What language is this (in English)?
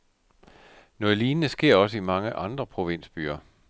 Danish